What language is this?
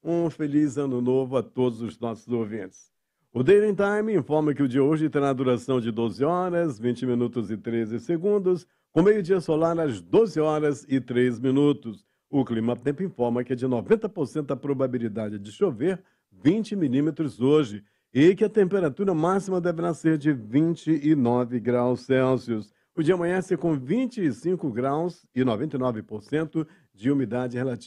Portuguese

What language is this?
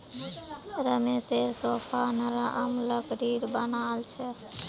Magahi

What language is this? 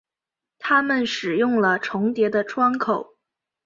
Chinese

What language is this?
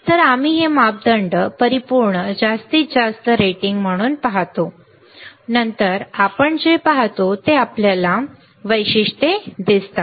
Marathi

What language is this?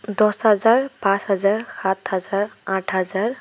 Assamese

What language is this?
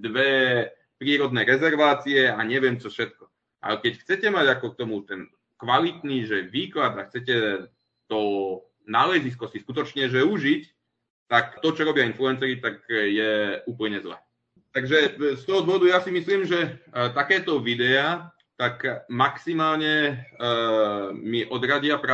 Czech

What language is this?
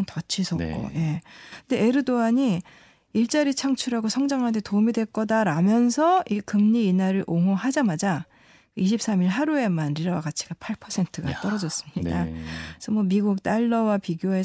Korean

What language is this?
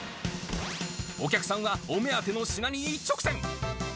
Japanese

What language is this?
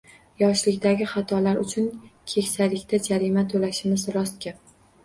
Uzbek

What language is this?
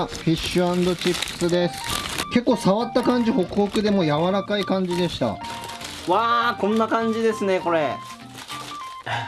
Japanese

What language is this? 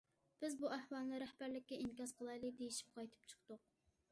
Uyghur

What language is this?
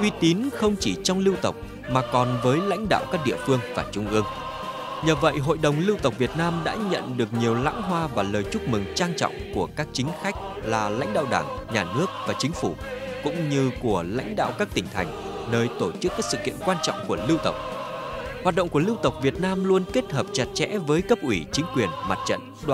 Vietnamese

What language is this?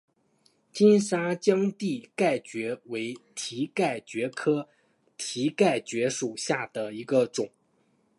Chinese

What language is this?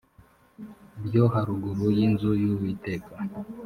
Kinyarwanda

